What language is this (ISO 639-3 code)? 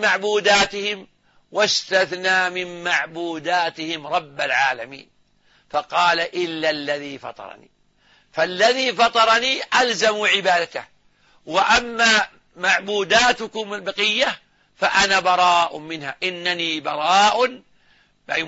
ara